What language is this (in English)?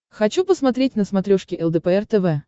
Russian